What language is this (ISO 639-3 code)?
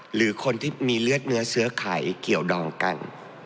tha